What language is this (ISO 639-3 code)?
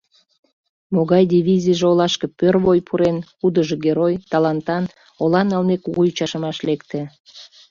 chm